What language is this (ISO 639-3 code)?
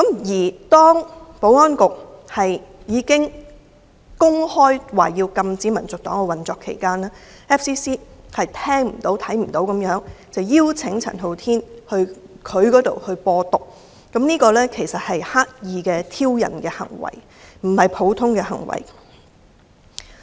yue